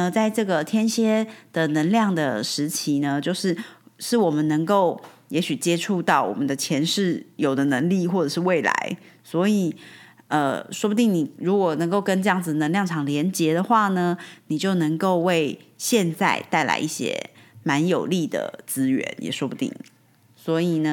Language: Chinese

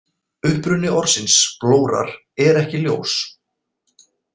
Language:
Icelandic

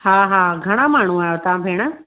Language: Sindhi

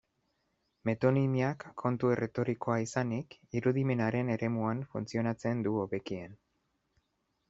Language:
Basque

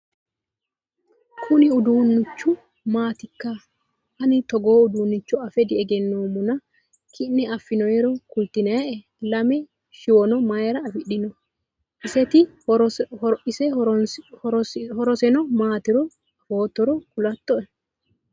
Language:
Sidamo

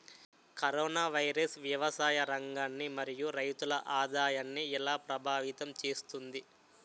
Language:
Telugu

